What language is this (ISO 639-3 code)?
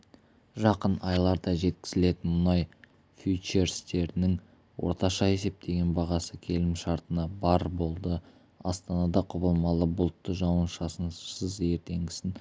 kaz